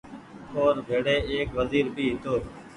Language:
Goaria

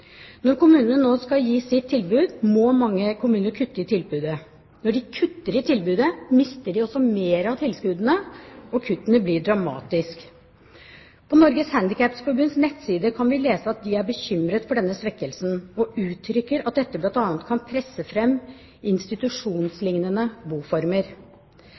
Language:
Norwegian Bokmål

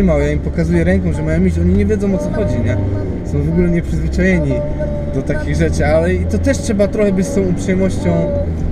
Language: Polish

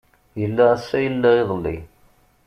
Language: Kabyle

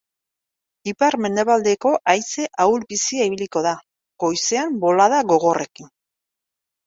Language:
Basque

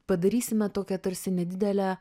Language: Lithuanian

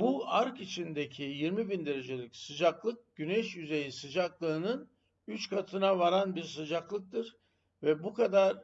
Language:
Turkish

